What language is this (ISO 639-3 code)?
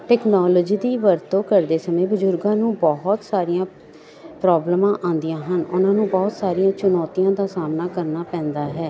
pan